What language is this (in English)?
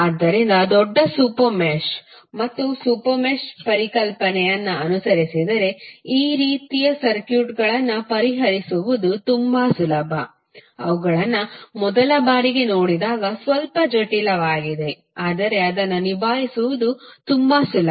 Kannada